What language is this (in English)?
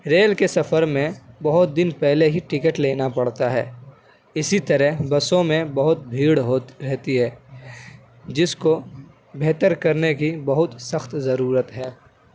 Urdu